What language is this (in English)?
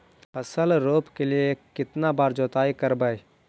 Magahi